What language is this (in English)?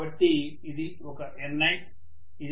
Telugu